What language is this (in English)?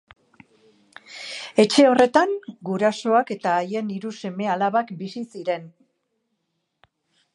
Basque